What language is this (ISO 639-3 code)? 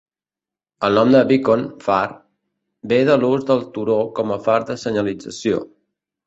cat